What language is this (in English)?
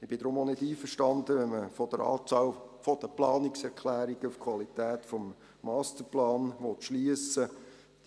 Swiss German